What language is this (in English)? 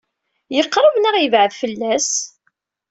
Kabyle